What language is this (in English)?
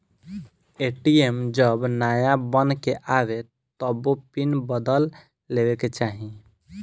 Bhojpuri